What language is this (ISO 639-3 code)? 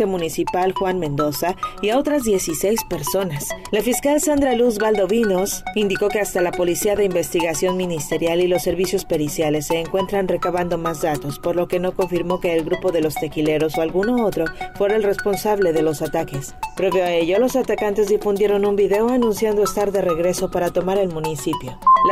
spa